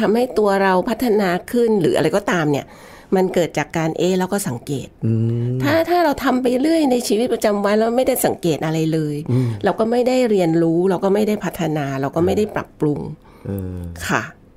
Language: Thai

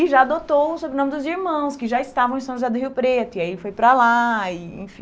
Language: Portuguese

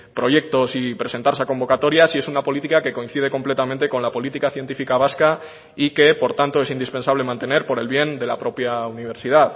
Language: Spanish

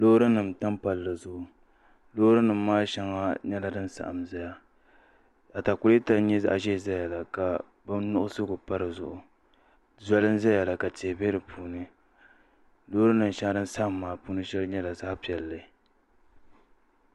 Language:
Dagbani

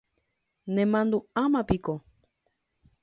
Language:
Guarani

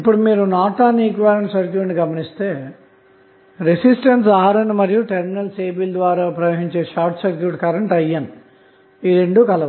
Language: Telugu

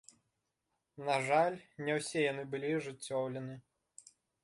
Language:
Belarusian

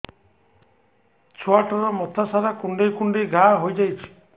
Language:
Odia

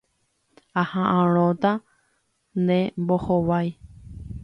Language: Guarani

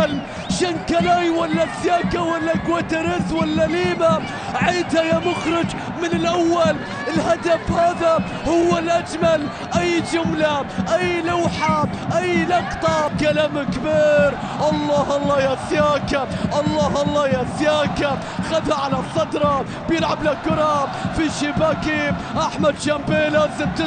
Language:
Arabic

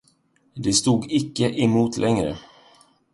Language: Swedish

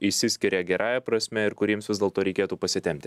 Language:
Lithuanian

